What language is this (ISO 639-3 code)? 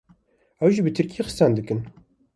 kur